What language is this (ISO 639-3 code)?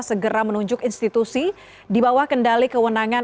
ind